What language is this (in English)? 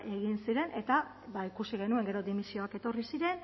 Basque